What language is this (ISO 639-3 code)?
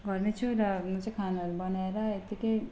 nep